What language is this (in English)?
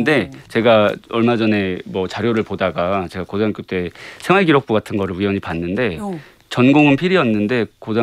Korean